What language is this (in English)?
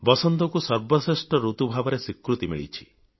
Odia